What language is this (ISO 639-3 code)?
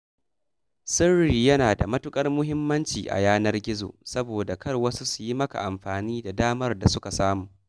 hau